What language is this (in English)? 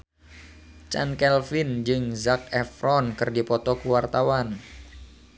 Sundanese